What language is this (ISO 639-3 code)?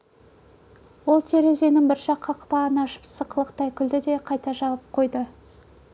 kaz